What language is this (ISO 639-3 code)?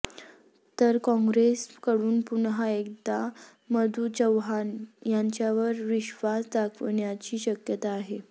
mar